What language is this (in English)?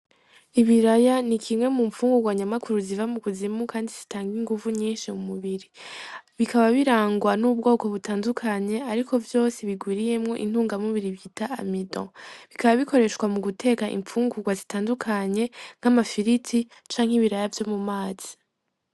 Rundi